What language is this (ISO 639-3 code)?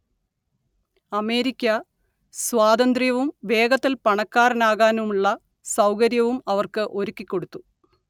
mal